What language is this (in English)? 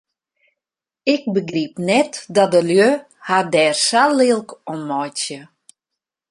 Western Frisian